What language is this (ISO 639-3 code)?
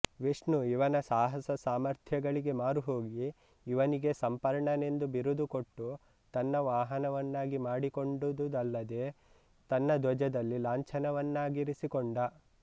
kan